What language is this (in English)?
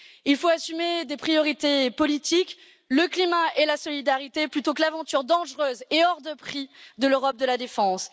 French